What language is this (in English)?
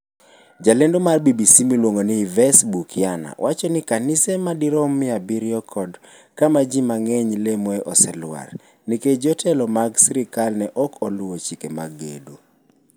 Luo (Kenya and Tanzania)